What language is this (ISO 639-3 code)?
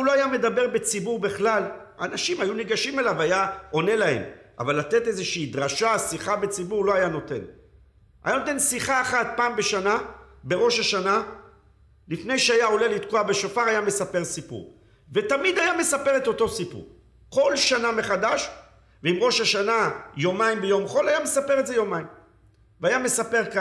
heb